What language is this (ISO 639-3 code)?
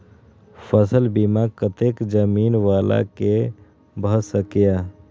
mai